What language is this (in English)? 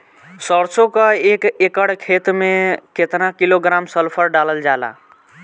Bhojpuri